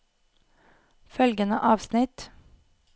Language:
Norwegian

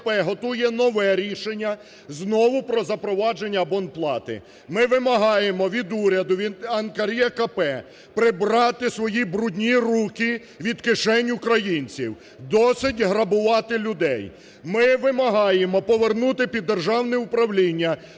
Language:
Ukrainian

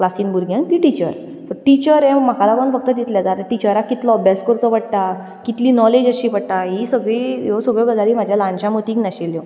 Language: Konkani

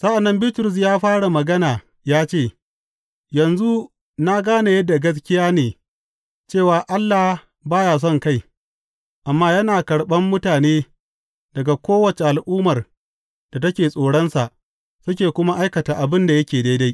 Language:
Hausa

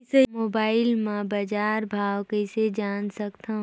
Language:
Chhattisgarhi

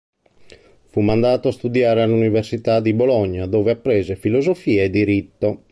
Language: Italian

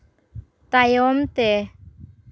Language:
Santali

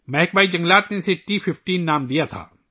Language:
Urdu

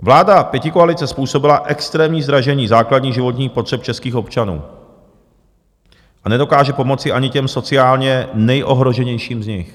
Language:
Czech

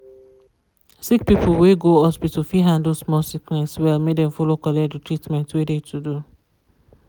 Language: Nigerian Pidgin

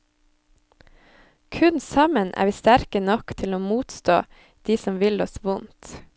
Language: Norwegian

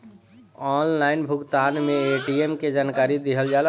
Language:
Bhojpuri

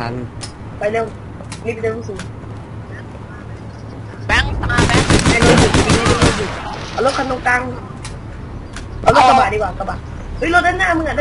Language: Thai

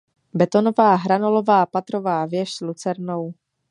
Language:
Czech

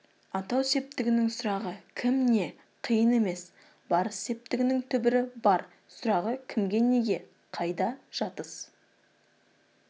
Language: Kazakh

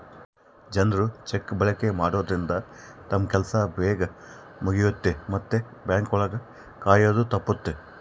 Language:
Kannada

